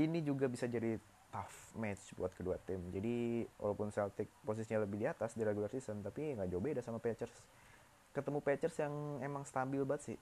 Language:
Indonesian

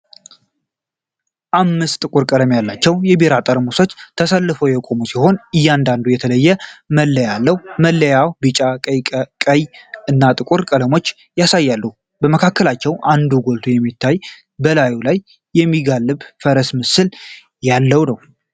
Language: Amharic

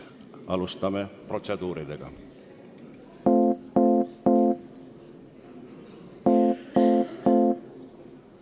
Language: Estonian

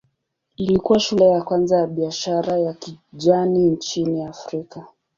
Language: Swahili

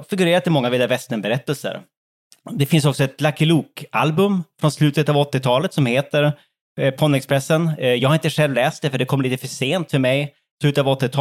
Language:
Swedish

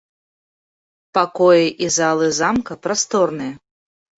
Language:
Belarusian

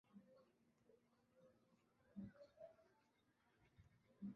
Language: Swahili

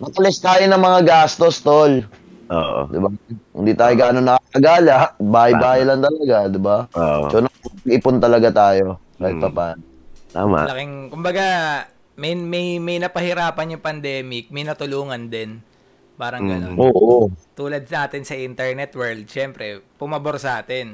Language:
Filipino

